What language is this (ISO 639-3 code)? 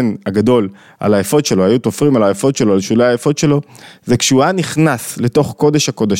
heb